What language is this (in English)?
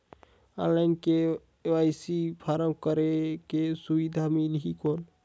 Chhattisgarhi